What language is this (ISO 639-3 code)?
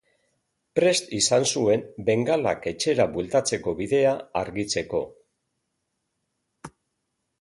eus